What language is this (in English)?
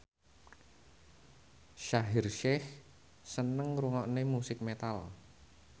Javanese